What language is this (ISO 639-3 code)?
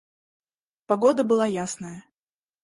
rus